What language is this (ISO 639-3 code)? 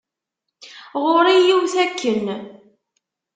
kab